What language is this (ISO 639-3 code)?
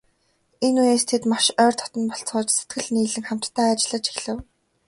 mon